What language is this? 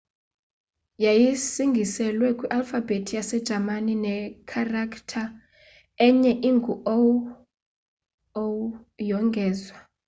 Xhosa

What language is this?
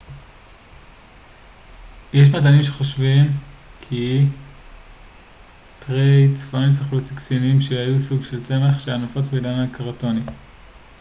Hebrew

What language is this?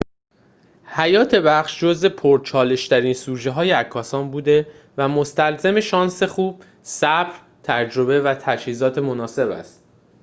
Persian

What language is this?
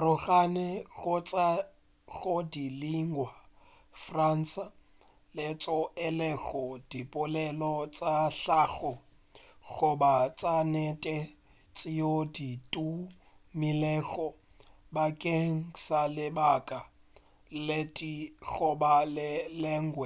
Northern Sotho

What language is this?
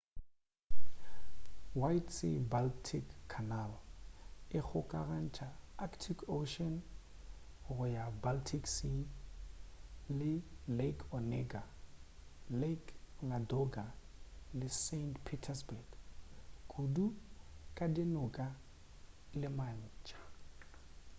Northern Sotho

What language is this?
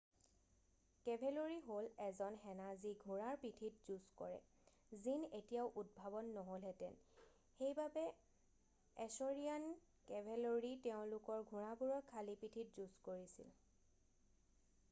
Assamese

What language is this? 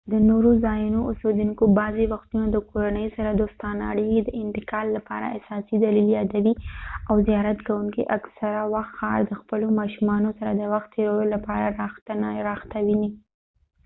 Pashto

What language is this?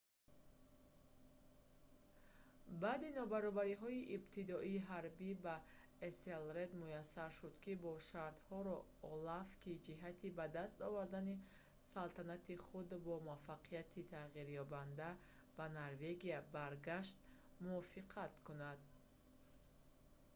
Tajik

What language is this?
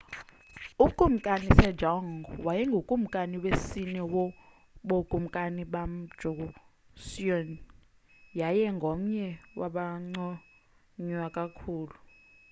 Xhosa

